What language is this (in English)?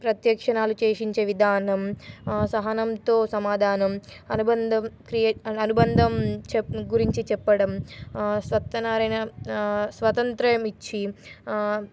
Telugu